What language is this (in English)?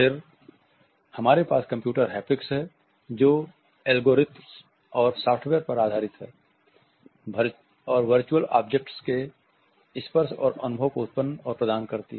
Hindi